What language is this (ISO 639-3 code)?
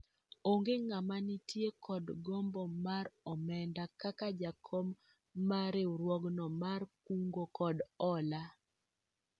luo